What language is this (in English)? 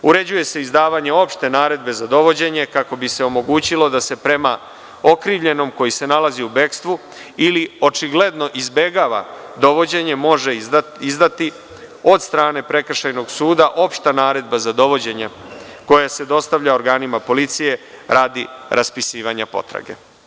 Serbian